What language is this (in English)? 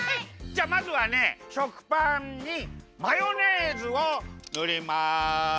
Japanese